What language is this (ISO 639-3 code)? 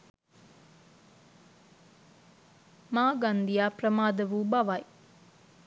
sin